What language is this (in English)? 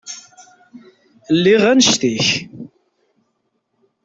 Kabyle